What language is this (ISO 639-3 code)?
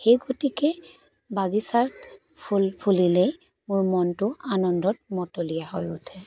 asm